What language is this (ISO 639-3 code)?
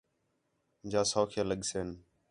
xhe